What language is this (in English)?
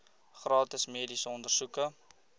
Afrikaans